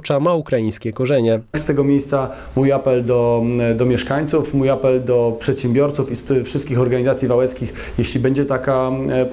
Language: Polish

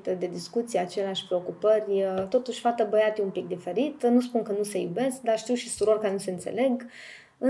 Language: Romanian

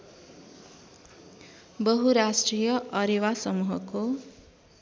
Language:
Nepali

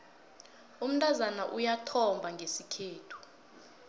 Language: South Ndebele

